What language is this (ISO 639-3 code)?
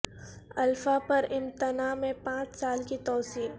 urd